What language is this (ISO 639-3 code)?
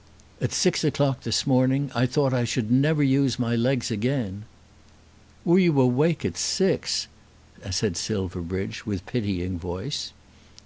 eng